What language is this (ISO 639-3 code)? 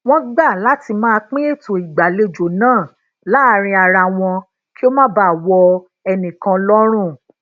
yor